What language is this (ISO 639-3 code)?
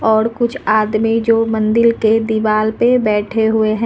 hin